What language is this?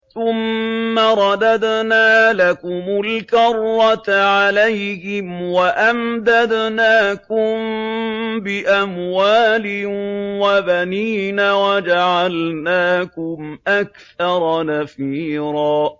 Arabic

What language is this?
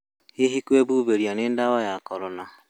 Kikuyu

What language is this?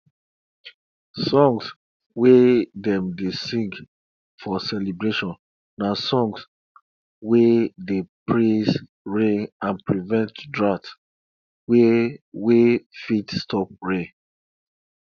Nigerian Pidgin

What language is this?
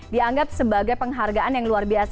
Indonesian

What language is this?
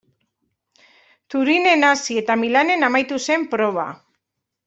Basque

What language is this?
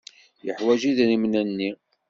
Kabyle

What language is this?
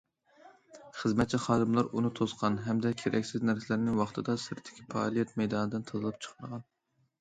Uyghur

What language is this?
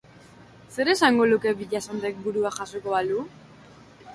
Basque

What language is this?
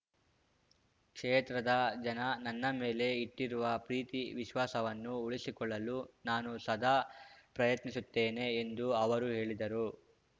Kannada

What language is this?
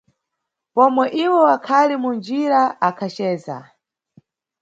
Nyungwe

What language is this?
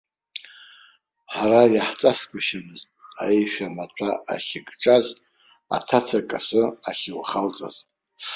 Abkhazian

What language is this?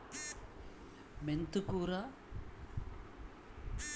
Telugu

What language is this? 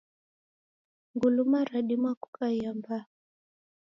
Taita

